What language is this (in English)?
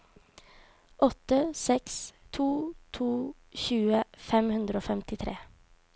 Norwegian